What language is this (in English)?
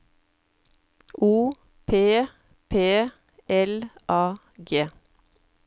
Norwegian